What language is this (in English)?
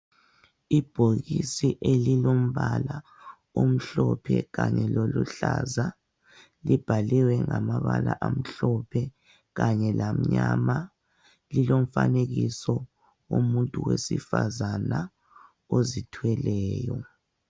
North Ndebele